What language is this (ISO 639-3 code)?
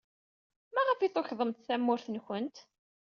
kab